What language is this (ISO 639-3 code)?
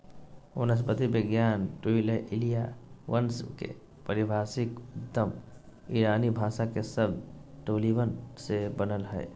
mag